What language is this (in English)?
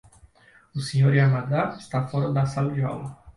Portuguese